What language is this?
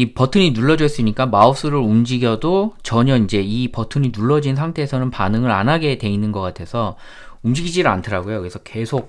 Korean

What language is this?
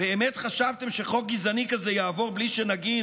Hebrew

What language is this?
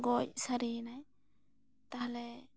Santali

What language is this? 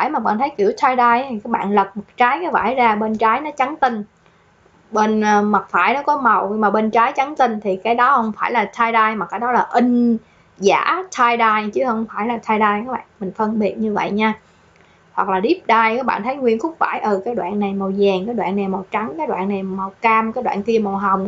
Vietnamese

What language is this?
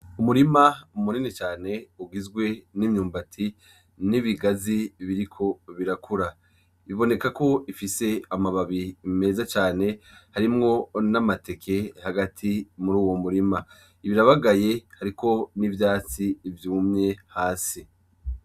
Rundi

